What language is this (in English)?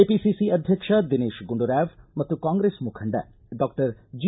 Kannada